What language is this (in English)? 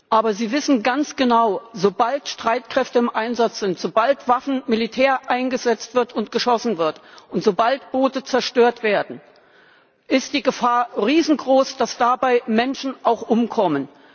German